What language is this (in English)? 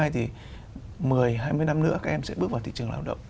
Vietnamese